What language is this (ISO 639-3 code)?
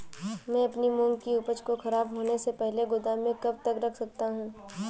hin